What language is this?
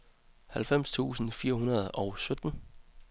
Danish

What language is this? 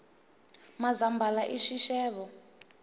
Tsonga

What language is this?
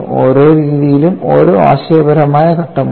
Malayalam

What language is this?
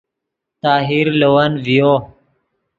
Yidgha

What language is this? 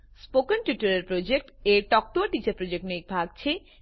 Gujarati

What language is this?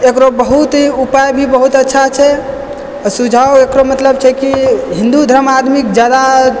Maithili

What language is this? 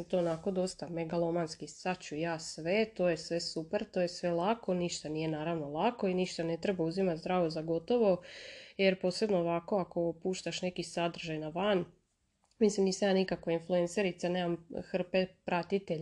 Croatian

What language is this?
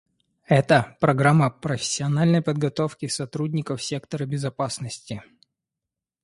Russian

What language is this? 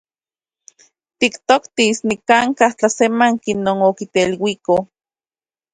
Central Puebla Nahuatl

